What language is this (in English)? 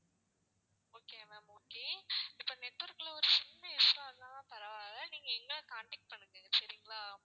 Tamil